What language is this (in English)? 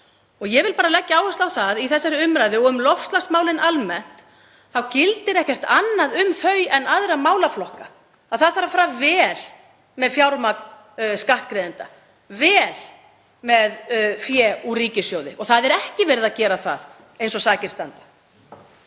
Icelandic